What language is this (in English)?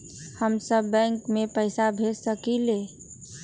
Magahi